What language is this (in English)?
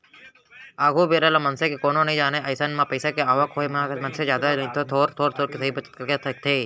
Chhattisgarhi